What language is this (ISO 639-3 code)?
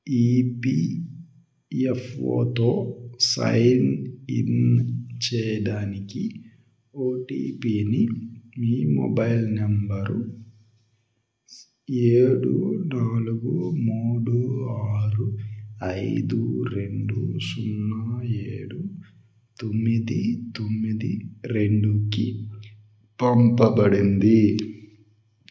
tel